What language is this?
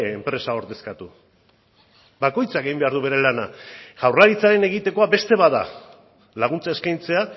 Basque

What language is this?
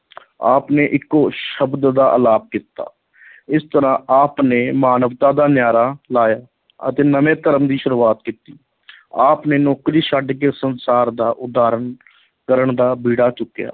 Punjabi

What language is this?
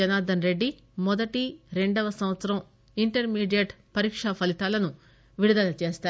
Telugu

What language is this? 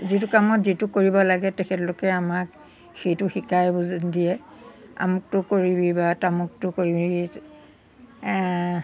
Assamese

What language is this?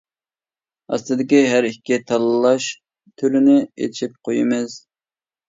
Uyghur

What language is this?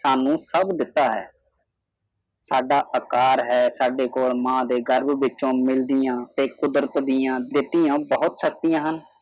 Punjabi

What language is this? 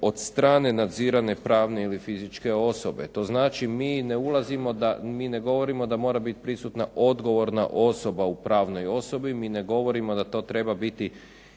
Croatian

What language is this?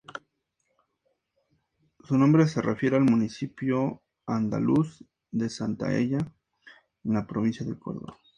Spanish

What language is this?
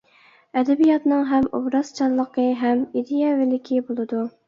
Uyghur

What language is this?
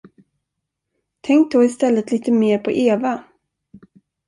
Swedish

